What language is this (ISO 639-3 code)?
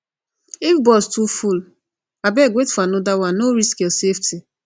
pcm